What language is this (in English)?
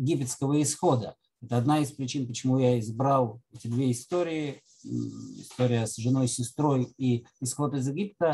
Russian